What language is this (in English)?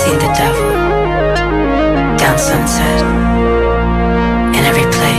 Greek